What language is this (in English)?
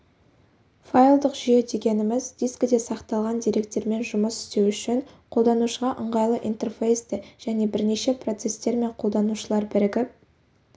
Kazakh